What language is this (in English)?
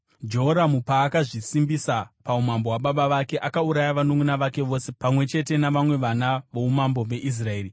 Shona